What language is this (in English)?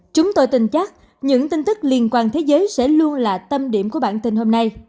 Vietnamese